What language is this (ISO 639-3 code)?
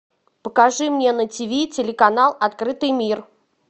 rus